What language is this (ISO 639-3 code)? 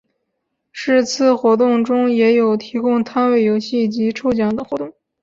zho